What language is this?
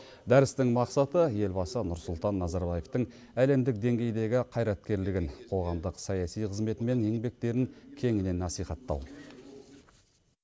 Kazakh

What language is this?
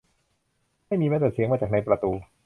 Thai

